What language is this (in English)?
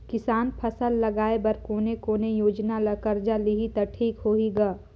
Chhattisgarhi